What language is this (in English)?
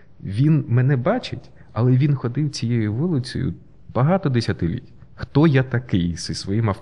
Ukrainian